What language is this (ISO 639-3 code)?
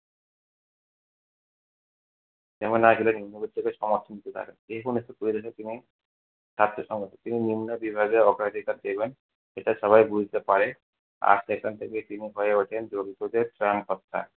ben